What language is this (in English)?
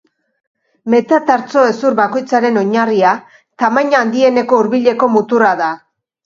Basque